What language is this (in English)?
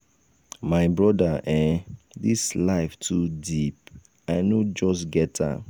Nigerian Pidgin